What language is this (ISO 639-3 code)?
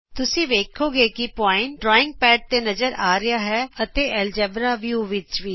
pan